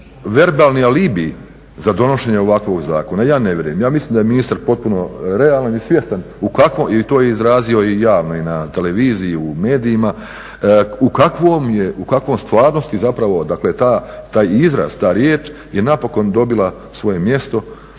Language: Croatian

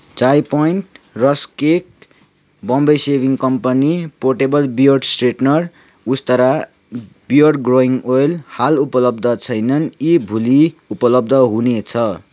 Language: Nepali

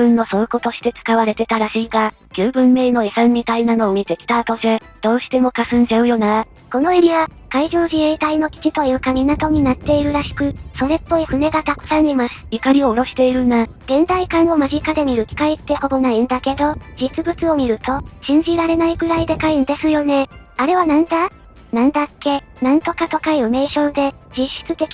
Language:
Japanese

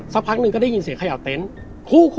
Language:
Thai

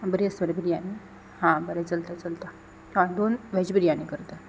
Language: Konkani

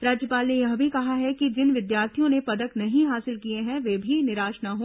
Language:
Hindi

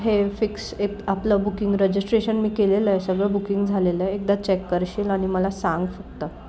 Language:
Marathi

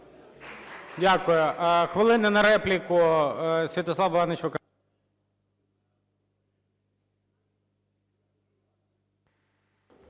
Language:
Ukrainian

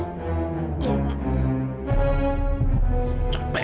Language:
Indonesian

